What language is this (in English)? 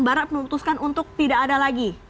Indonesian